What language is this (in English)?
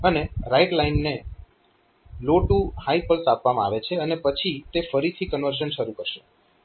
Gujarati